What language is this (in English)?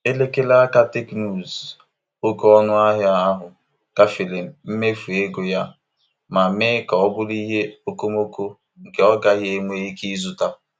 Igbo